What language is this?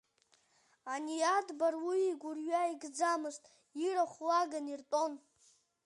Abkhazian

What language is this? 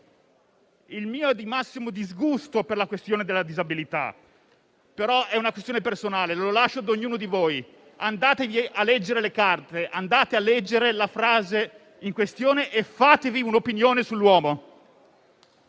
Italian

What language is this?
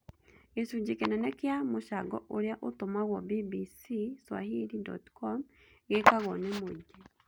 Kikuyu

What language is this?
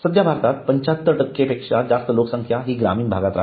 Marathi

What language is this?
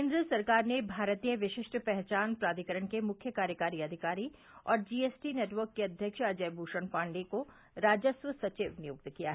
Hindi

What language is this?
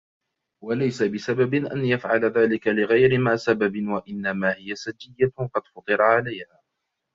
Arabic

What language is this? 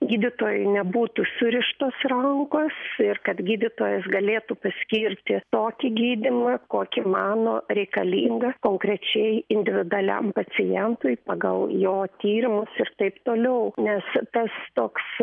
Lithuanian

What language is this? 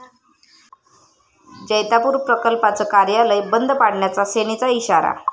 Marathi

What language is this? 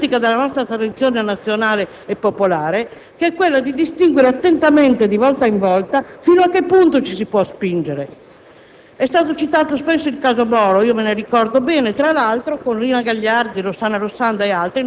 Italian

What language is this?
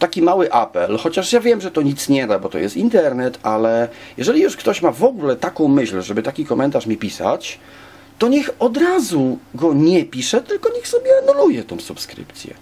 Polish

